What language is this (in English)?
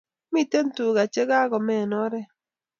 Kalenjin